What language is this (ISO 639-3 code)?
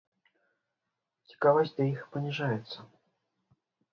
bel